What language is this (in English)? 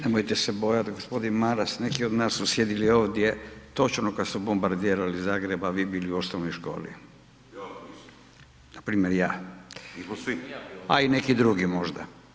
Croatian